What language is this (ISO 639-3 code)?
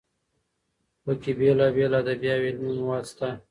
pus